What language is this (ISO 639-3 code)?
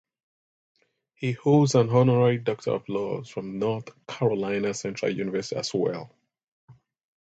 eng